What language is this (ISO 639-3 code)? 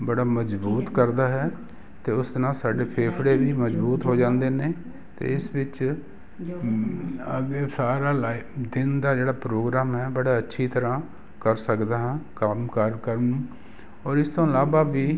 pan